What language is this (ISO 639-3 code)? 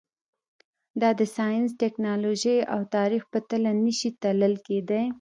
pus